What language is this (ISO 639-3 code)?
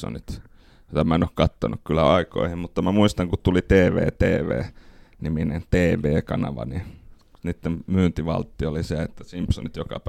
fin